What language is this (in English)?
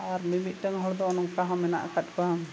Santali